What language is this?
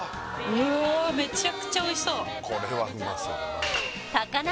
Japanese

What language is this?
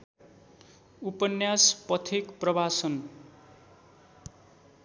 Nepali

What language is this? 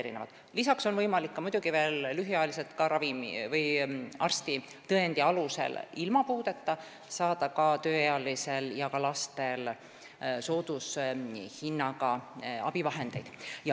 Estonian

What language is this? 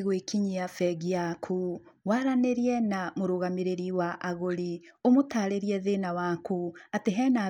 Kikuyu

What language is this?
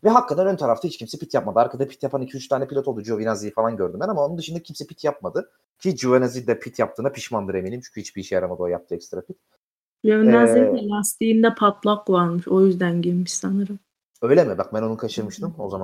Turkish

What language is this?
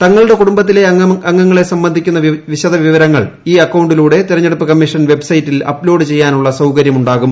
Malayalam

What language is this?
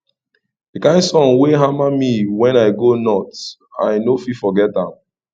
Nigerian Pidgin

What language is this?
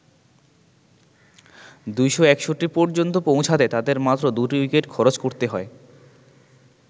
Bangla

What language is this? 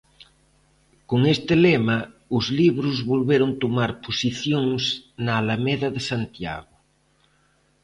Galician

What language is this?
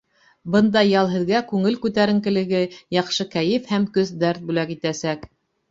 Bashkir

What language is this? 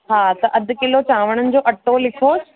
Sindhi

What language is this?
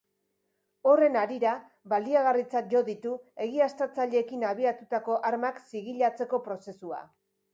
Basque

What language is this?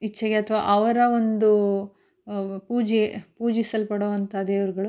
Kannada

